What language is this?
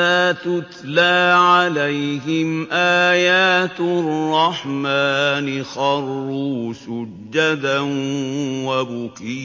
Arabic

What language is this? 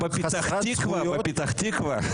Hebrew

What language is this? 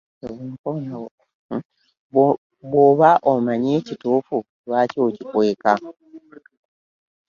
Ganda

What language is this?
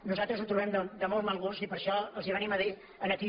Catalan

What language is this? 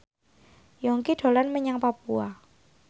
Javanese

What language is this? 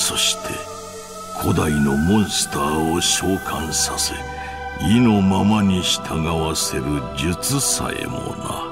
Japanese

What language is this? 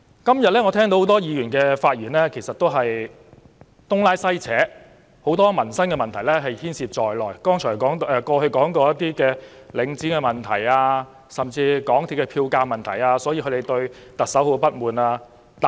Cantonese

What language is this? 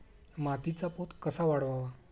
Marathi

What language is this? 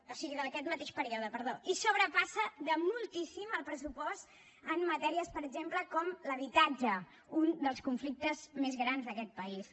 Catalan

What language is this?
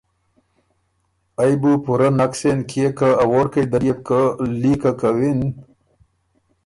Ormuri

